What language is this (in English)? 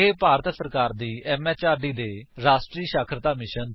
Punjabi